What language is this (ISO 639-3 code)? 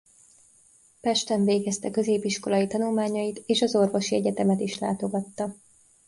hun